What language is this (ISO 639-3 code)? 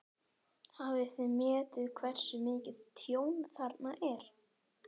isl